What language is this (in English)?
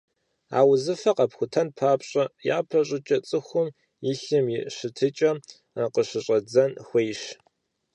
Kabardian